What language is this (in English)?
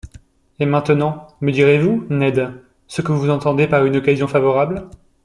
French